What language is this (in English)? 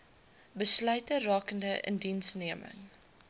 Afrikaans